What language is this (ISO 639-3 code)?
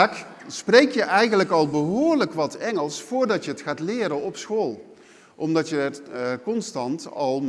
nld